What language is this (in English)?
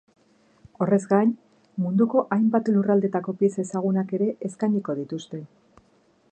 Basque